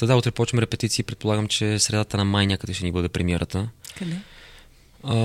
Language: Bulgarian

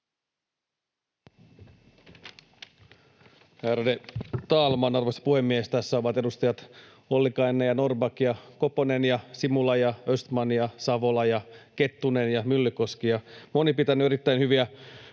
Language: Finnish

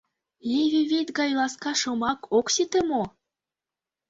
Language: Mari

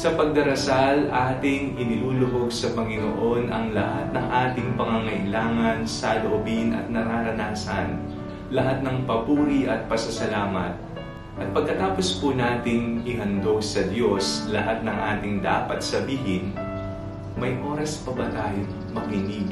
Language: Filipino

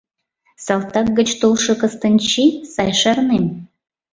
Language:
Mari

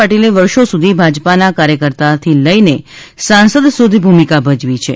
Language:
Gujarati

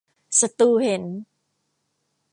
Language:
Thai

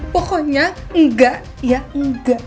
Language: Indonesian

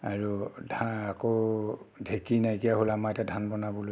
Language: Assamese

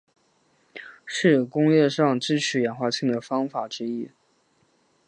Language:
Chinese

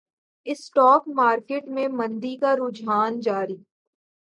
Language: Urdu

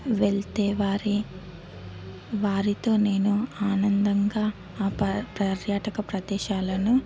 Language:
Telugu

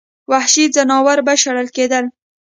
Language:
Pashto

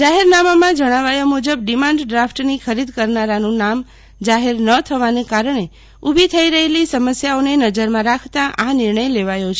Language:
Gujarati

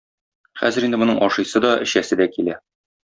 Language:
Tatar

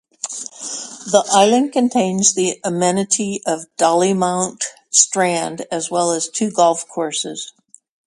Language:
English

